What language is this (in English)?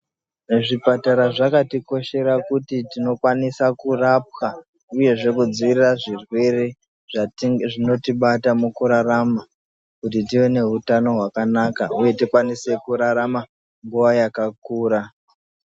Ndau